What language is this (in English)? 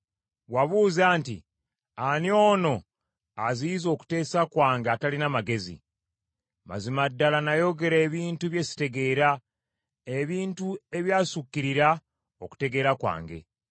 Ganda